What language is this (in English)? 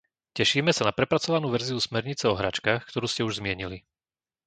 Slovak